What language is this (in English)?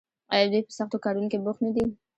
Pashto